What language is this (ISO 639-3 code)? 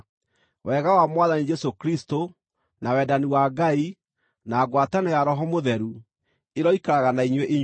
kik